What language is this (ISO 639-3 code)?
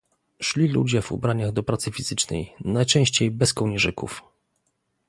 pol